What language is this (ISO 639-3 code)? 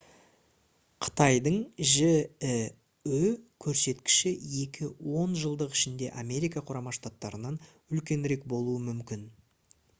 kaz